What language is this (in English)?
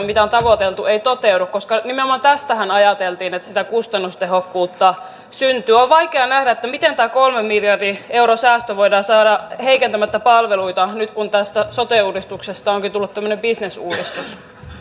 Finnish